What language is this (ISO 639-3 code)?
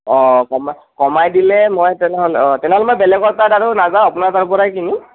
asm